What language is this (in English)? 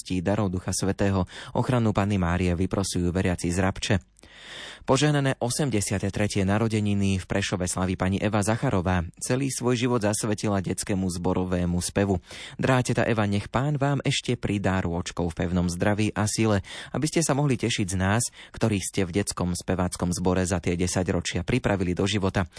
Slovak